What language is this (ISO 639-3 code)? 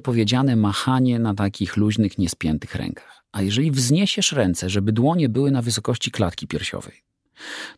pol